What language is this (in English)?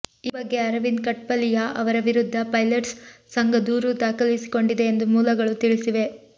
Kannada